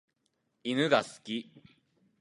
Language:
Japanese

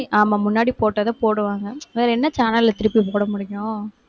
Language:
Tamil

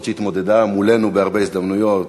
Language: Hebrew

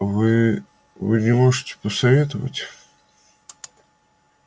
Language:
Russian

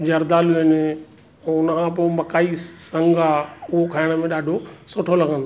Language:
Sindhi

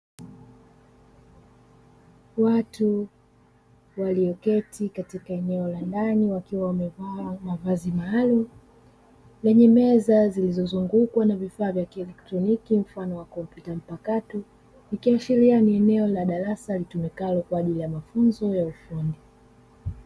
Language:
Swahili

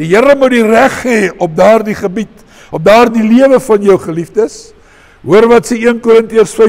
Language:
Dutch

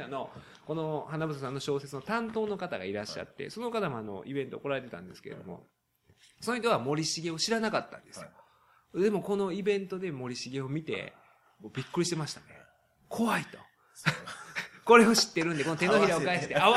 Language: Japanese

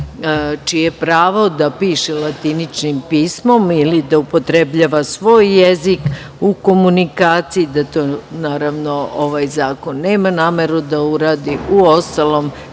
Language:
Serbian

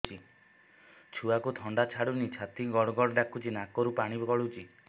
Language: Odia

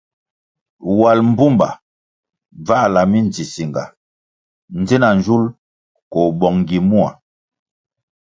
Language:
Kwasio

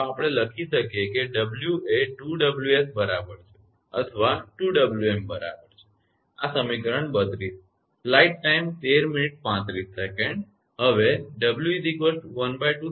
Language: Gujarati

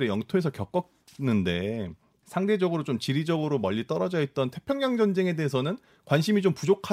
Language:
Korean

